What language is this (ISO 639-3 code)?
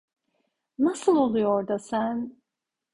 tur